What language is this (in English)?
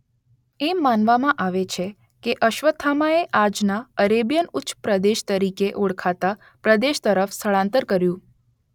Gujarati